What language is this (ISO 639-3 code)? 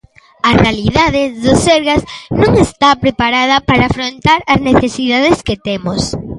glg